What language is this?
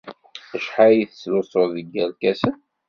Kabyle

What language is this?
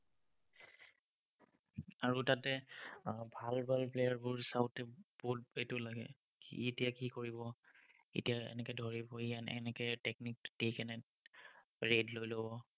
Assamese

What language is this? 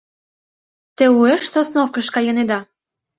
Mari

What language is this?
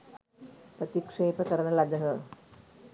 Sinhala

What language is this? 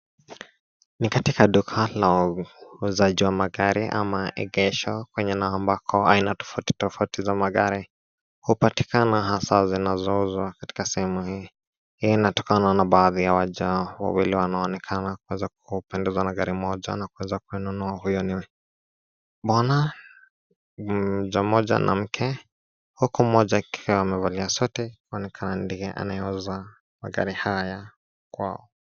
Swahili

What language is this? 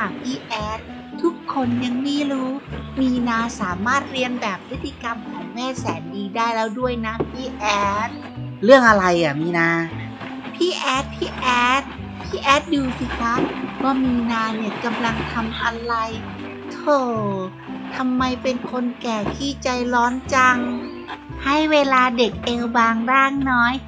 Thai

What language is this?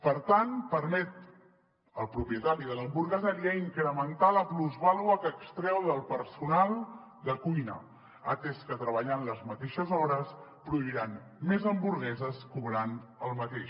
Catalan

